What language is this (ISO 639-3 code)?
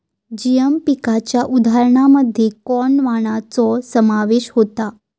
mar